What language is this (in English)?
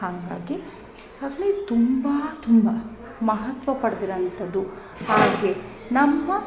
Kannada